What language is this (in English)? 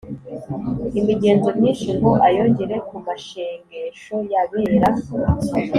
Kinyarwanda